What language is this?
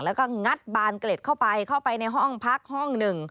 Thai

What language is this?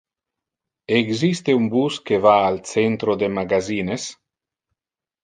Interlingua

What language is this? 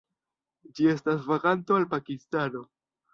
Esperanto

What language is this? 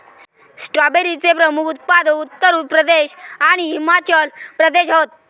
Marathi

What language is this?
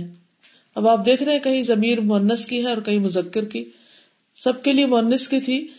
Urdu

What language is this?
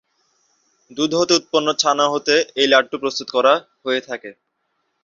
Bangla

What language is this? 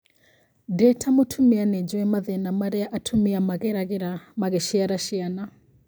Kikuyu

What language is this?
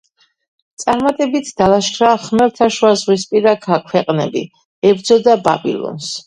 Georgian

